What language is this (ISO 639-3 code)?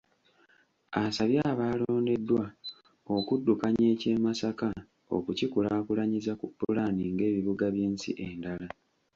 lug